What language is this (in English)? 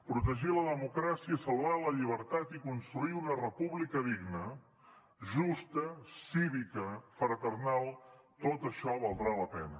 Catalan